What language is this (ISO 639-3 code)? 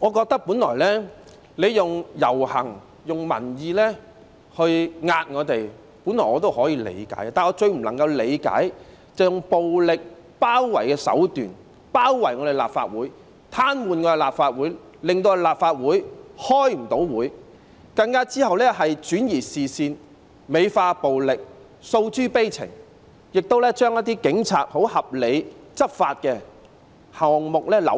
yue